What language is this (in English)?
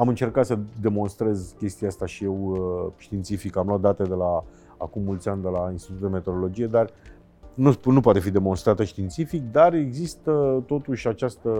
Romanian